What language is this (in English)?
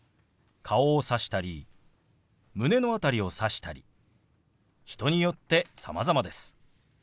Japanese